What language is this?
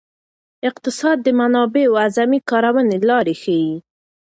Pashto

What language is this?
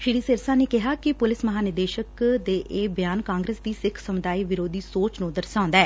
Punjabi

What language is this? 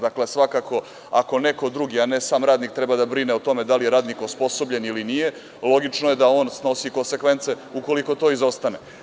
Serbian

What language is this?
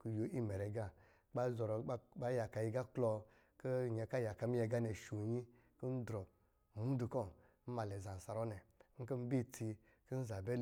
Lijili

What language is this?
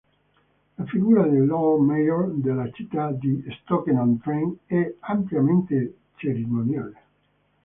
Italian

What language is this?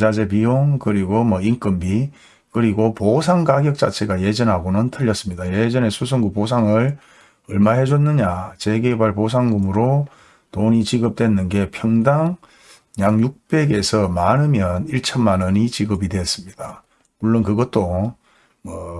Korean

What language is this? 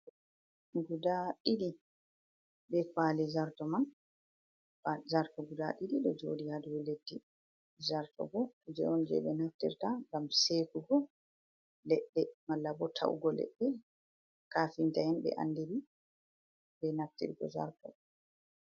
Fula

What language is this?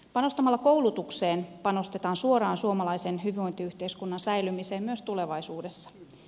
Finnish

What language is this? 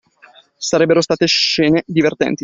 Italian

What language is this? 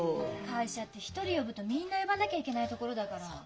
Japanese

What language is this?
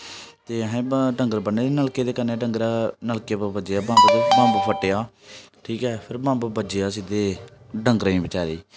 Dogri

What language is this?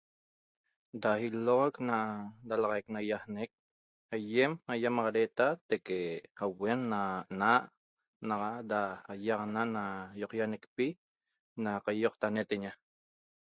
Toba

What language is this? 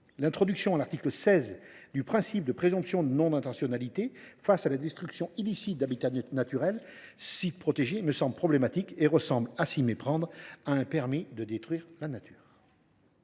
French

